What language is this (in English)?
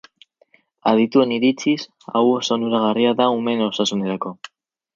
Basque